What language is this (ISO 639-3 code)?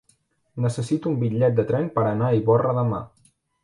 cat